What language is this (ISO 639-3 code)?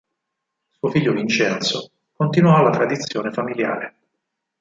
ita